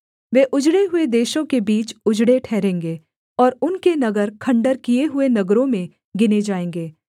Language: Hindi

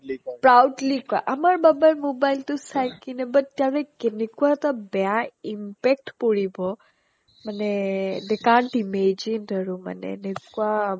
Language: Assamese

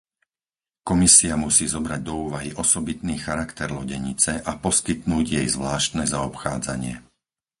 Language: Slovak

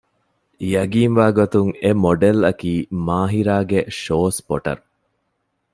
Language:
Divehi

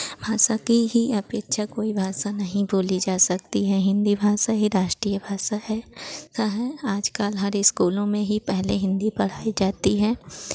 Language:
Hindi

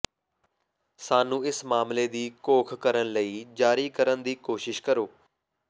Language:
Punjabi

